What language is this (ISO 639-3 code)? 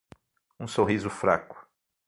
por